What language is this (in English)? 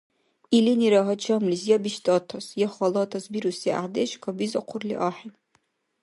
Dargwa